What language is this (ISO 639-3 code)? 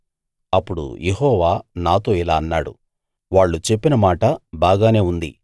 tel